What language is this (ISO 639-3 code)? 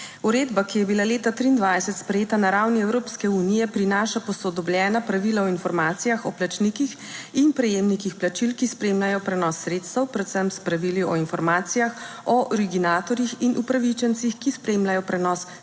slv